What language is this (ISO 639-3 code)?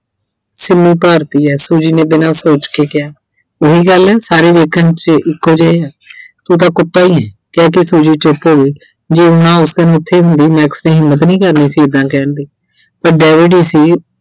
pan